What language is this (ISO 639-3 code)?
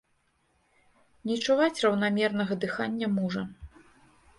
bel